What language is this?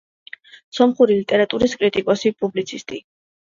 Georgian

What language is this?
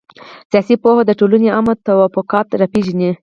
Pashto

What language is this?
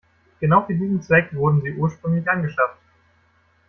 German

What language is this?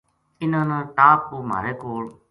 Gujari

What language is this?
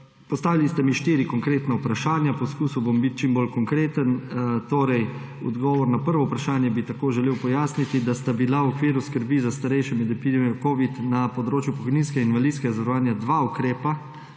Slovenian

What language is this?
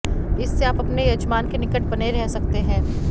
Sanskrit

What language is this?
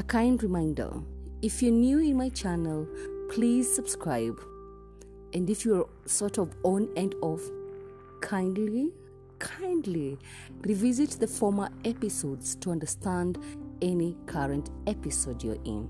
English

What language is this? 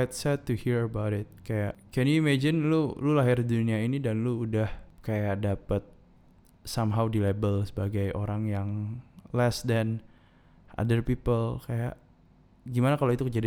Indonesian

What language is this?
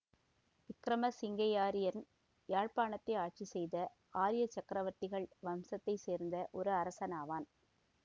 Tamil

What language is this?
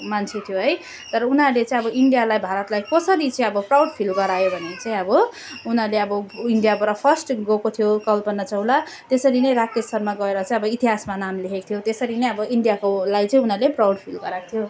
Nepali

